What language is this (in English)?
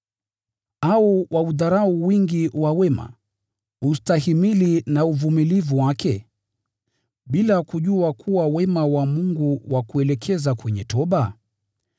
Swahili